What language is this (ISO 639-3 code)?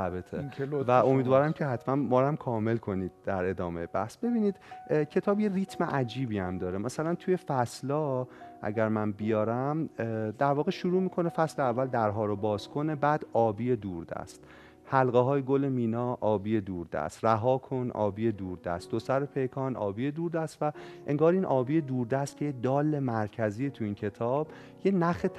fas